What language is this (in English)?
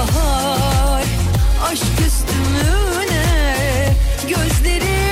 Turkish